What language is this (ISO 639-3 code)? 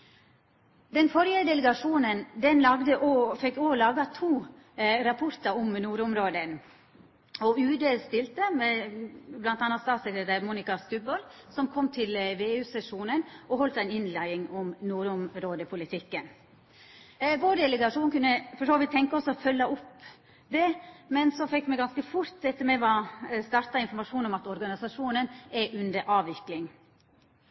nno